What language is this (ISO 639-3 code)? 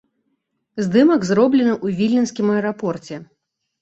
bel